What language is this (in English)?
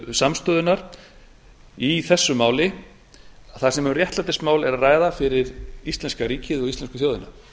Icelandic